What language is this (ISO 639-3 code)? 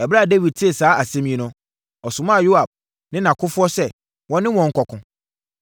aka